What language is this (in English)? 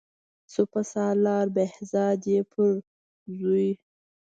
Pashto